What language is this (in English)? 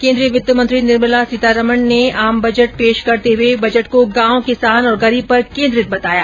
Hindi